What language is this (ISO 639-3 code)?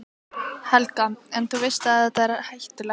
isl